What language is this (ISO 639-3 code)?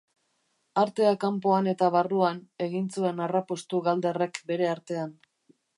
eus